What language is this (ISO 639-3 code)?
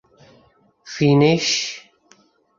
urd